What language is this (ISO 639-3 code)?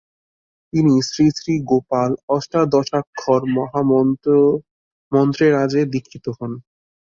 ben